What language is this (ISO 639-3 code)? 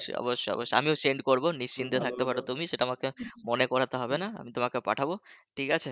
ben